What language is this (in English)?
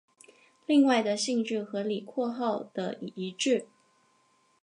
Chinese